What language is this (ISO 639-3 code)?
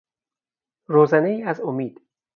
fas